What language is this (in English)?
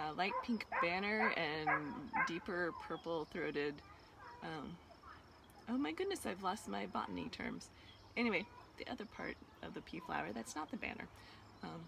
English